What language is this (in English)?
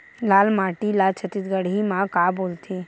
Chhattisgarhi